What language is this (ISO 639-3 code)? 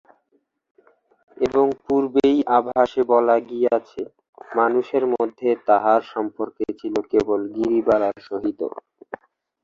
ben